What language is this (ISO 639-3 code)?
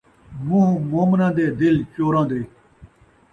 skr